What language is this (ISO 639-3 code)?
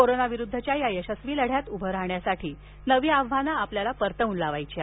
mar